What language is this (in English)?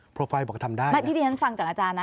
Thai